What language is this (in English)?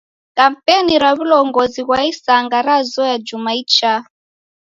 Taita